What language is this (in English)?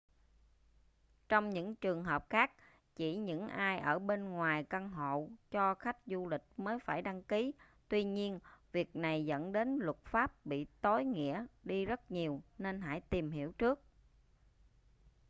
Vietnamese